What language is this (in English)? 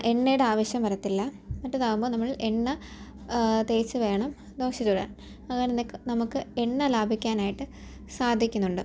Malayalam